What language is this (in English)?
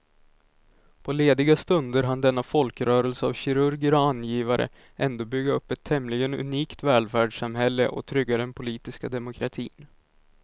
Swedish